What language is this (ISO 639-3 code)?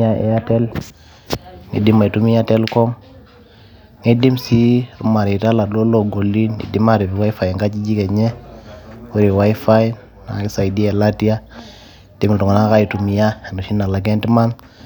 mas